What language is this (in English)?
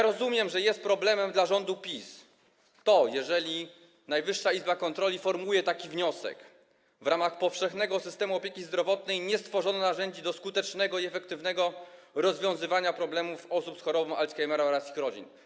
Polish